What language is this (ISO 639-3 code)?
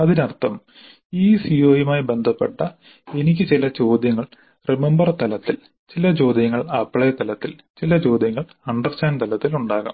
mal